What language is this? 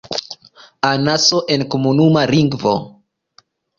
Esperanto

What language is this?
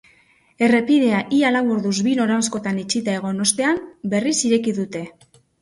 Basque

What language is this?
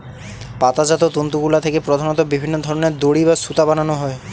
Bangla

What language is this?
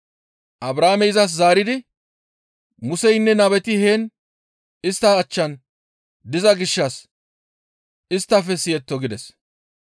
Gamo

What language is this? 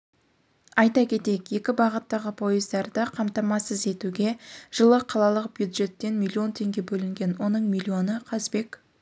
Kazakh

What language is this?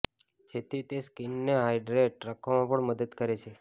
Gujarati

